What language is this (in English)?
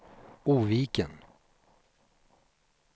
Swedish